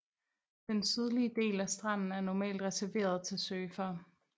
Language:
Danish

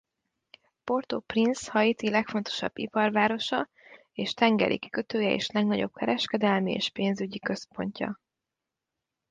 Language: Hungarian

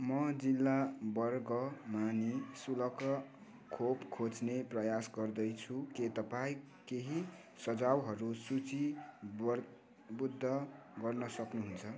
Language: Nepali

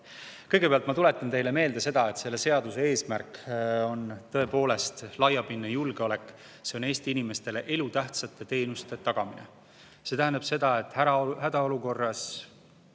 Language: Estonian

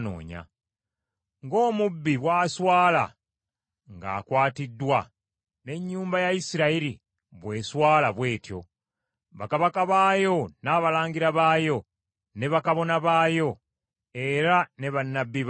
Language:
Ganda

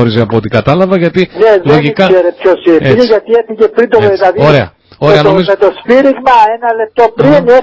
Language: Greek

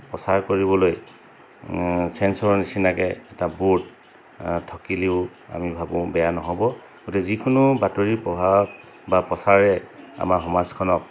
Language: Assamese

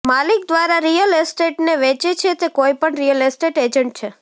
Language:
Gujarati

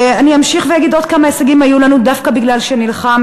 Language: Hebrew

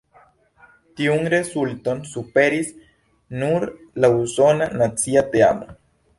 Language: Esperanto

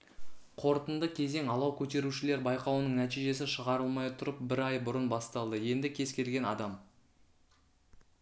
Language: Kazakh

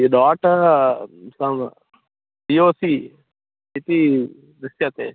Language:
Sanskrit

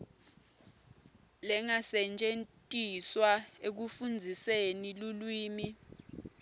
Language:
Swati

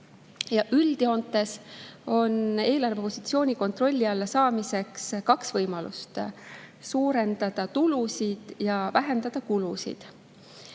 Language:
Estonian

